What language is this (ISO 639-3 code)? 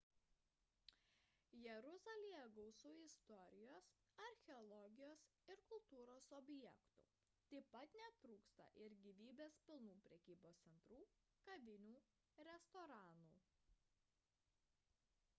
lit